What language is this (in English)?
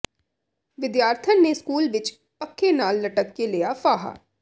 Punjabi